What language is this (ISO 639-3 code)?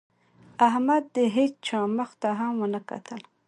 pus